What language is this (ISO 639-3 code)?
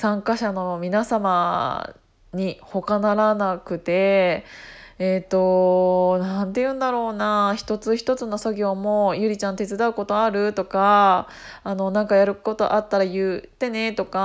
jpn